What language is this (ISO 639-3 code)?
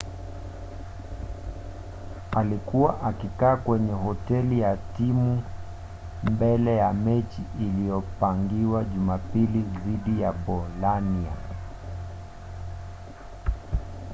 swa